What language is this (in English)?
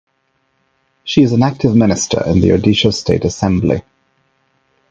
English